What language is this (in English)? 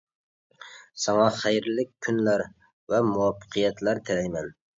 Uyghur